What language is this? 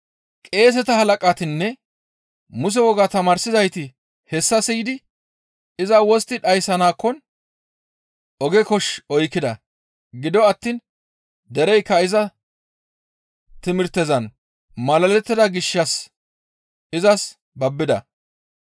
Gamo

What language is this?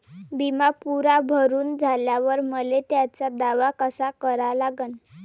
Marathi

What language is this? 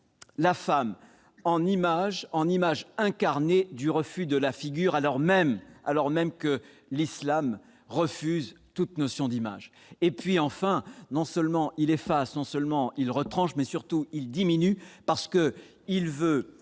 French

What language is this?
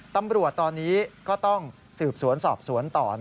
Thai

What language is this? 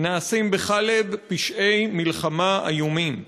Hebrew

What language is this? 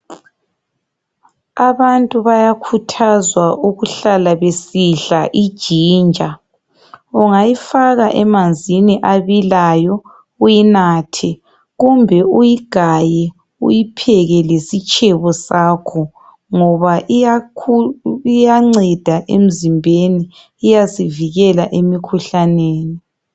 North Ndebele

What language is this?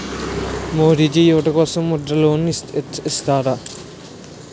Telugu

